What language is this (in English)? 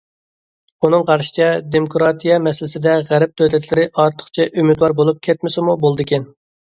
Uyghur